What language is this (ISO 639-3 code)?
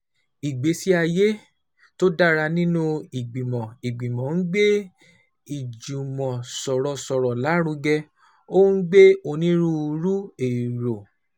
yor